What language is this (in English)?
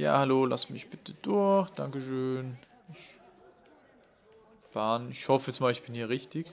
German